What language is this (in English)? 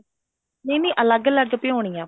Punjabi